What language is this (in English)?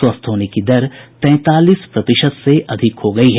Hindi